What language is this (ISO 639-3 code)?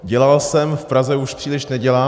ces